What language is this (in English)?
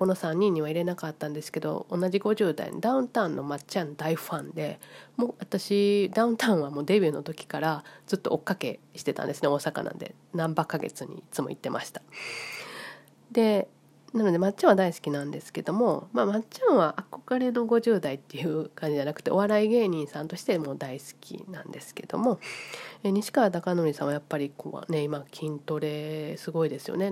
Japanese